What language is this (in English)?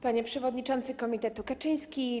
Polish